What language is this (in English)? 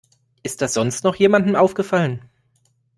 German